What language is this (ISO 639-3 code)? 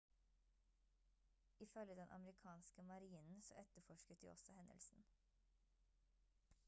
nob